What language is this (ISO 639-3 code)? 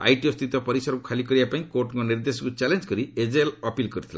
ori